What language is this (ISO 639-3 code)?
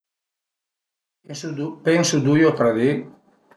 pms